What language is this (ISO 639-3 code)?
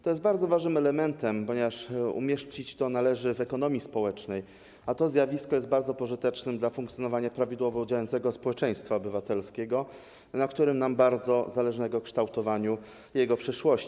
pol